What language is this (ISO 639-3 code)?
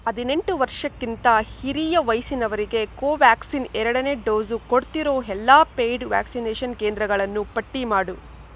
kan